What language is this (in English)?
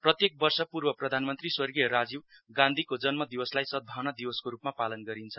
Nepali